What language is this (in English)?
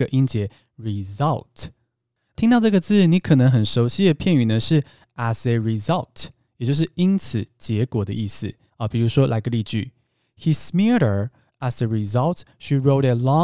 Chinese